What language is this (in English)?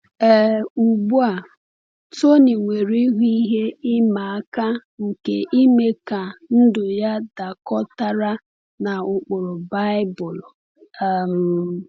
Igbo